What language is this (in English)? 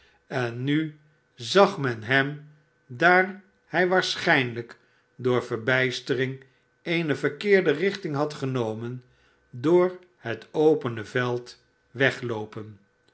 Dutch